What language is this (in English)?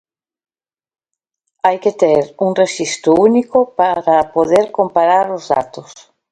Galician